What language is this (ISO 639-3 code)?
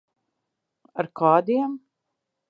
lav